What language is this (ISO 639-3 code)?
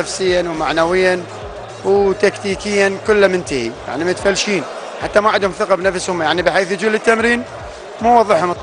ara